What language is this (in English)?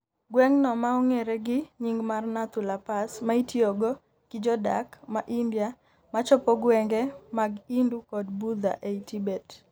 Luo (Kenya and Tanzania)